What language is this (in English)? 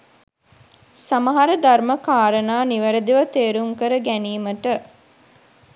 Sinhala